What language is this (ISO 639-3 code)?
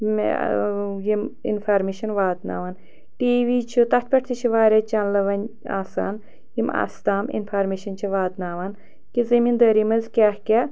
kas